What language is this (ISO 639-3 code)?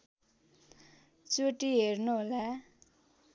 nep